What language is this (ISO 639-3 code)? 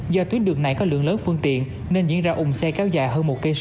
vie